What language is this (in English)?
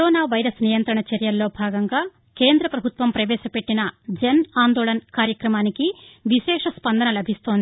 Telugu